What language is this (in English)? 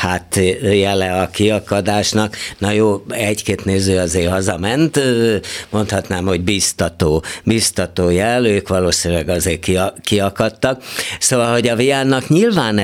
Hungarian